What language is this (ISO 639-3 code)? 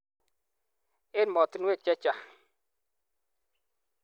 kln